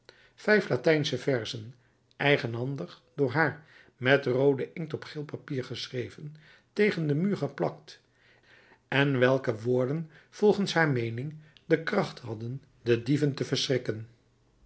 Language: Dutch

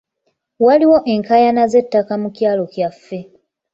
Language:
Ganda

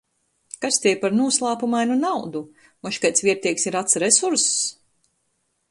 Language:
Latgalian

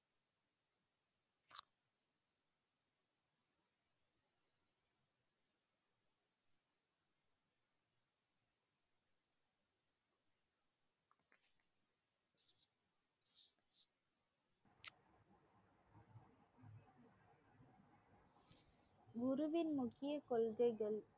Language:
Tamil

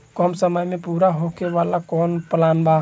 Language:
Bhojpuri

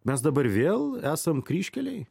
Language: Lithuanian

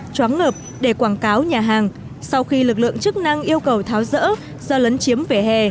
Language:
Vietnamese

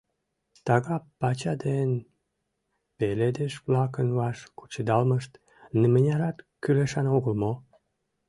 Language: Mari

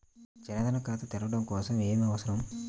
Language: Telugu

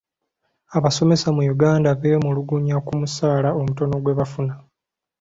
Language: Ganda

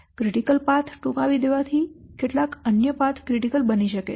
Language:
Gujarati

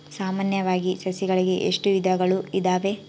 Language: Kannada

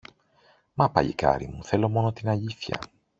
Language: Greek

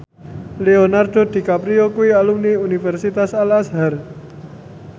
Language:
Javanese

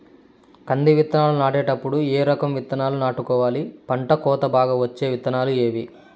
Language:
Telugu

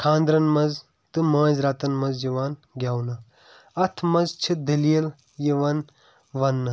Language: Kashmiri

